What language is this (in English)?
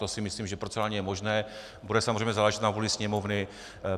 Czech